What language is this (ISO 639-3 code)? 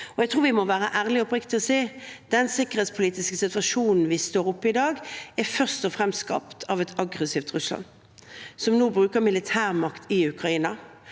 nor